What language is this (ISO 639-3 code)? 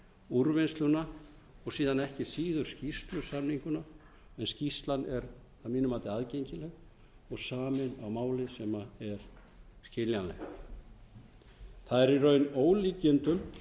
isl